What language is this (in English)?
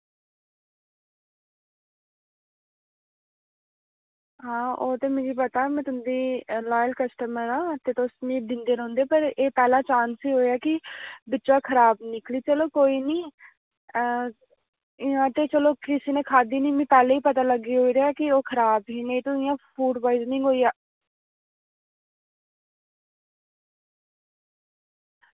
Dogri